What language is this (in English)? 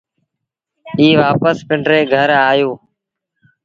Sindhi Bhil